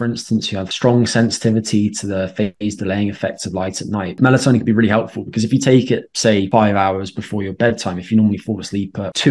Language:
English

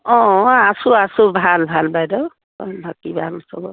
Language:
Assamese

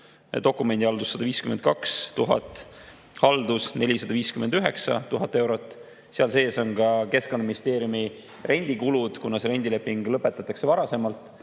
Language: Estonian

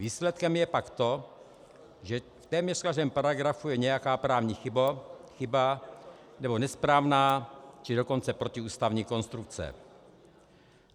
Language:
Czech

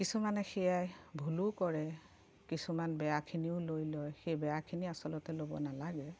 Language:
Assamese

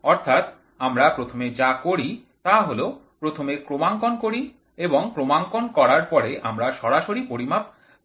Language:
Bangla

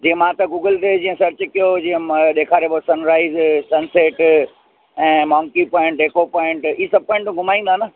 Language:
Sindhi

